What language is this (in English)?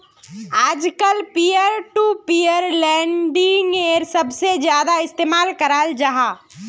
Magahi